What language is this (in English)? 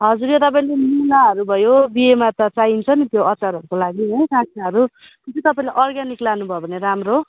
Nepali